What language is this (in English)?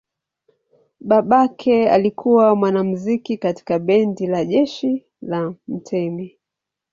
Swahili